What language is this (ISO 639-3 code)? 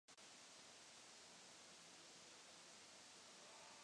ces